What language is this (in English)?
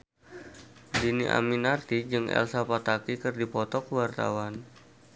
Sundanese